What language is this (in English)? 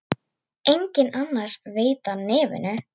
Icelandic